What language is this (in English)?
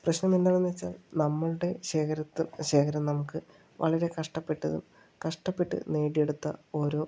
Malayalam